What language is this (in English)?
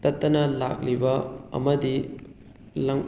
Manipuri